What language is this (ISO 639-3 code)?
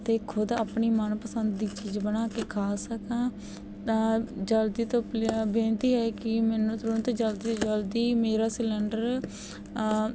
pan